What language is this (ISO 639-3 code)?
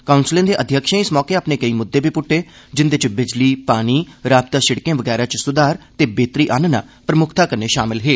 doi